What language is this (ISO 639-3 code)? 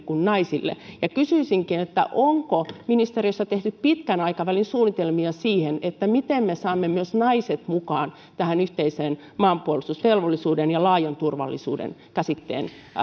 fin